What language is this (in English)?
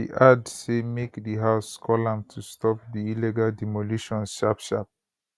Nigerian Pidgin